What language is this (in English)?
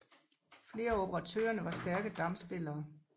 Danish